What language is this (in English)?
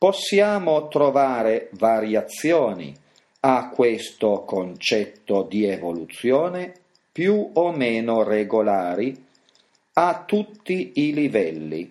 Italian